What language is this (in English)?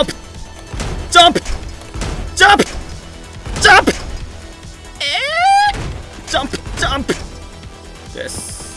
Korean